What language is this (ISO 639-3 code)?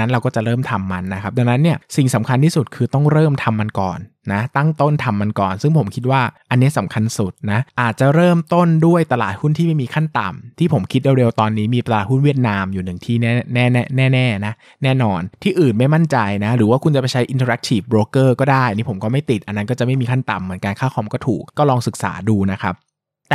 tha